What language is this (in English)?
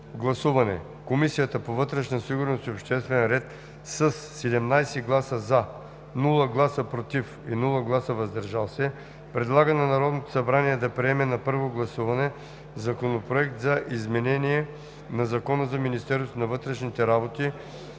Bulgarian